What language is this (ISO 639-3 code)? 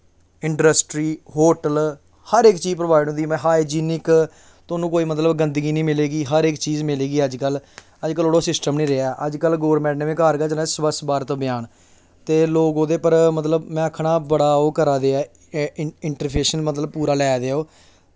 doi